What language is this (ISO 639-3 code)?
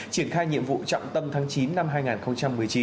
vie